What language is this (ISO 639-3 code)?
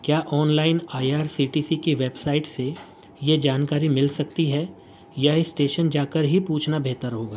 urd